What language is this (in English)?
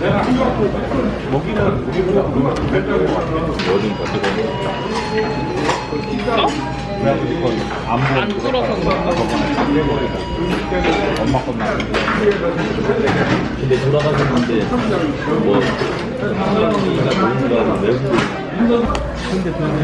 Korean